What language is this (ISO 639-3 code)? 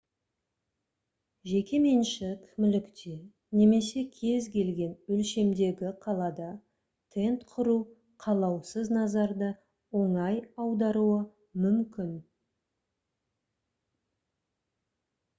kaz